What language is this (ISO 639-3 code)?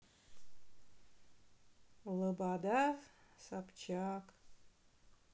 rus